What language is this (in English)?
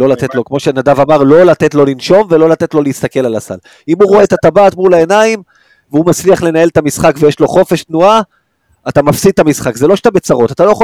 Hebrew